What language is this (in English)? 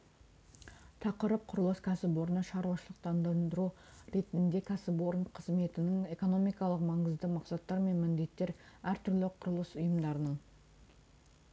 Kazakh